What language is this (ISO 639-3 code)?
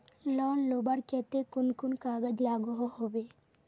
mag